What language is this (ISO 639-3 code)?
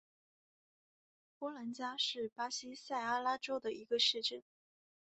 zho